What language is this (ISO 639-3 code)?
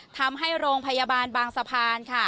tha